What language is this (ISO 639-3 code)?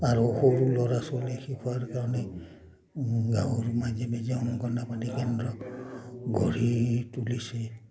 asm